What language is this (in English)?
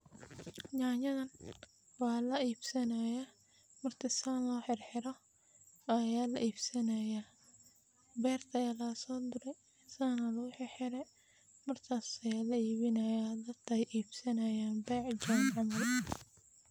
Somali